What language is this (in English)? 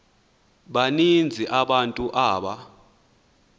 Xhosa